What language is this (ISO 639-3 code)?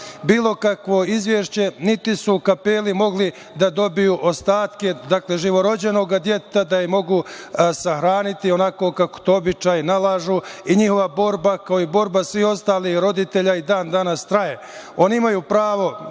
srp